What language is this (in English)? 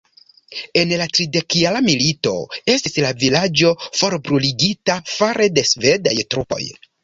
Esperanto